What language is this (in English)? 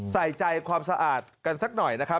Thai